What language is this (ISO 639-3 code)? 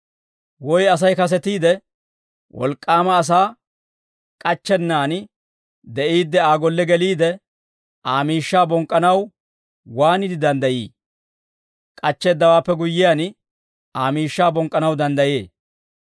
dwr